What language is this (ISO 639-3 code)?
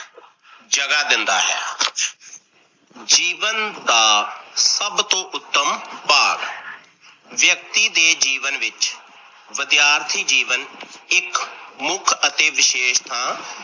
pan